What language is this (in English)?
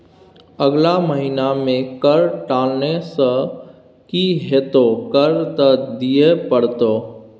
Maithili